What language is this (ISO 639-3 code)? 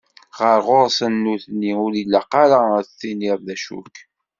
kab